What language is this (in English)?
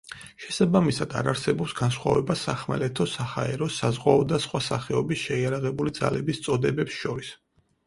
Georgian